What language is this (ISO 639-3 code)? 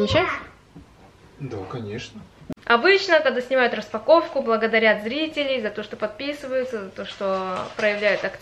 rus